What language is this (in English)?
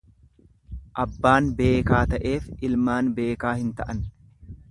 Oromo